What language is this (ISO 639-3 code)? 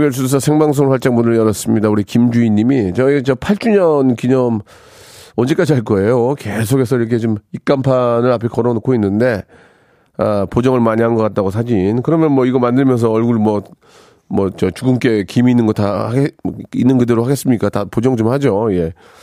kor